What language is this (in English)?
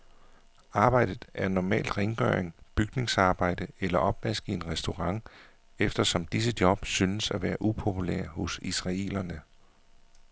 Danish